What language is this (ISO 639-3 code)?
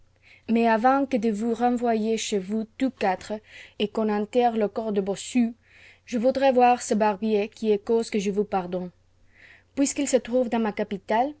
fra